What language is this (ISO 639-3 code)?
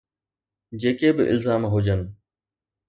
snd